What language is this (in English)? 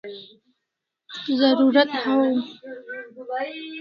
Kalasha